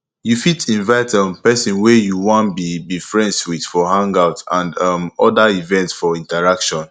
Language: Nigerian Pidgin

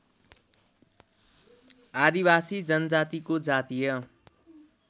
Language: Nepali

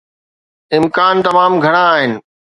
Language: Sindhi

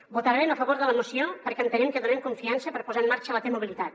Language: Catalan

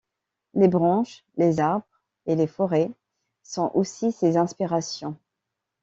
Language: French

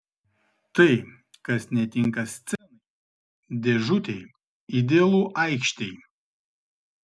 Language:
Lithuanian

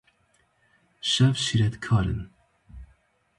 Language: Kurdish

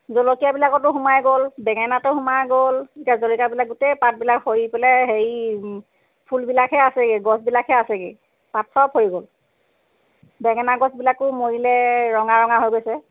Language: Assamese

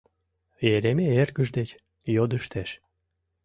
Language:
Mari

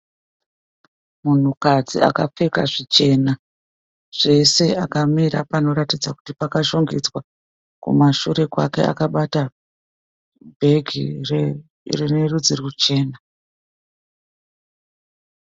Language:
Shona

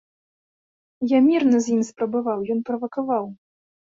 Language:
Belarusian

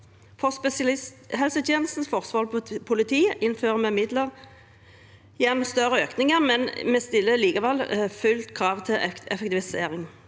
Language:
Norwegian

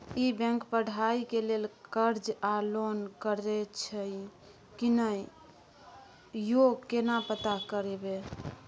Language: Maithili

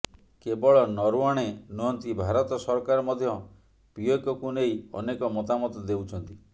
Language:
Odia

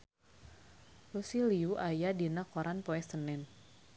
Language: Sundanese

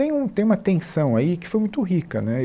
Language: Portuguese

